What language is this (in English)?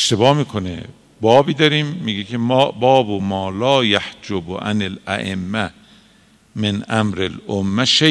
Persian